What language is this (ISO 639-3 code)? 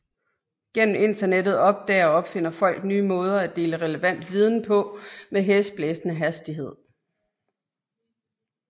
dan